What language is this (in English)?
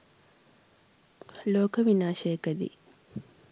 Sinhala